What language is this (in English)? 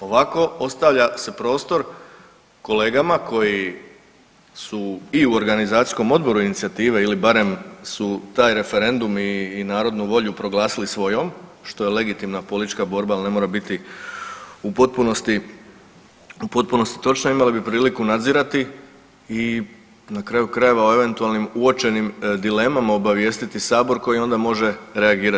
Croatian